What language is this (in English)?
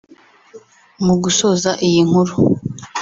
Kinyarwanda